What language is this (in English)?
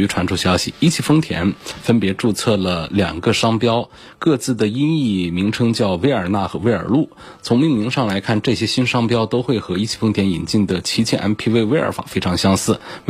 Chinese